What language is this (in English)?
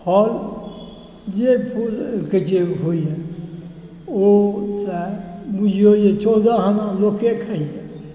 Maithili